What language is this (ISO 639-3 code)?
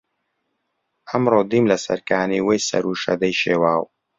ckb